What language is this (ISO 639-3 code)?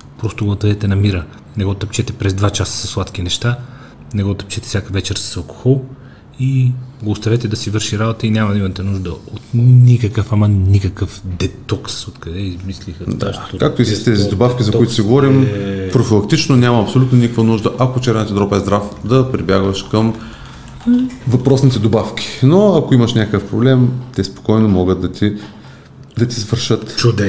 bul